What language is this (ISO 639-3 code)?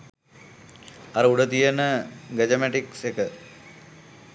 sin